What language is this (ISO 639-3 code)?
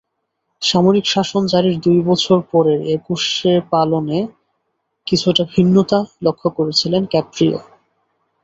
ben